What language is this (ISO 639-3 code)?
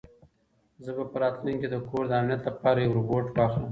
pus